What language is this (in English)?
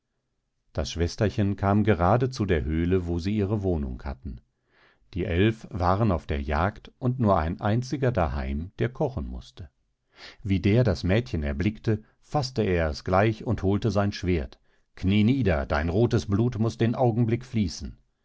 German